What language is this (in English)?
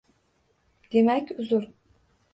Uzbek